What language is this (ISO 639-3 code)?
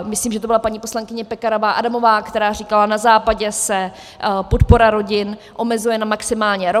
ces